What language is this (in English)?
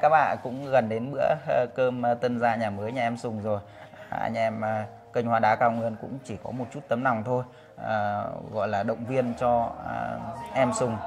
Vietnamese